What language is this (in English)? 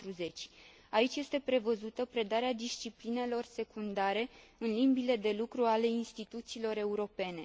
Romanian